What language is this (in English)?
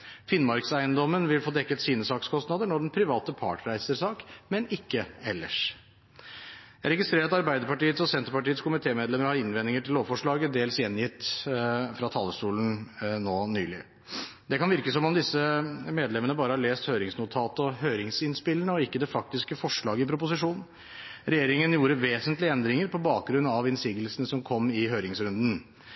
Norwegian Bokmål